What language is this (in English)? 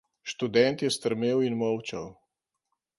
Slovenian